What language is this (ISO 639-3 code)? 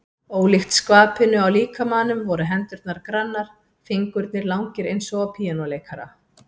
isl